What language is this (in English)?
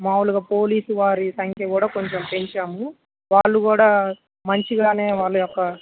Telugu